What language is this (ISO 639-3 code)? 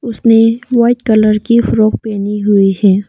hin